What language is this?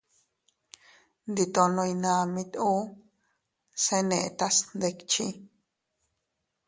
Teutila Cuicatec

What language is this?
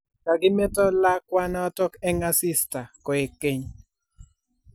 Kalenjin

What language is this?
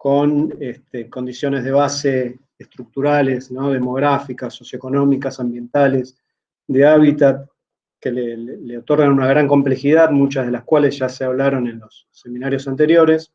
Spanish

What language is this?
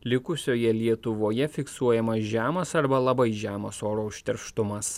Lithuanian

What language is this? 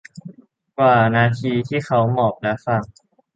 Thai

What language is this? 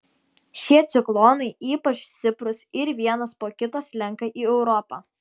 Lithuanian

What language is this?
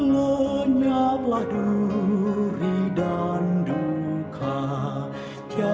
Indonesian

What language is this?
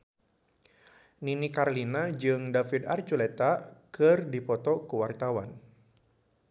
Sundanese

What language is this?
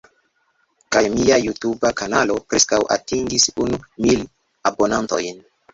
Esperanto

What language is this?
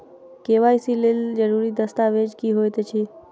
Maithili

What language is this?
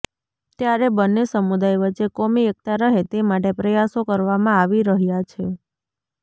Gujarati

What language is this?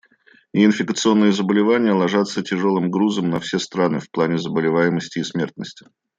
Russian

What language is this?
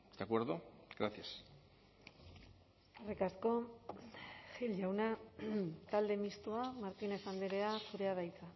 Basque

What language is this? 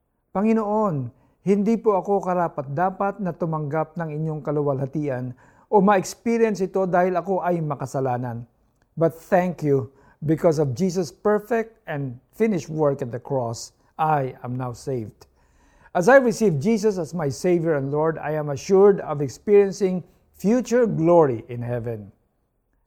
Filipino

